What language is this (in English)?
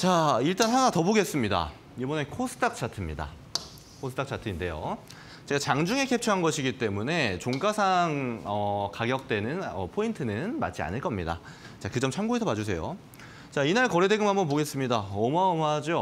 Korean